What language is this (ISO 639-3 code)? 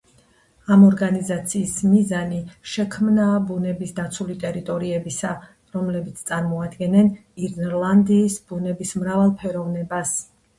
kat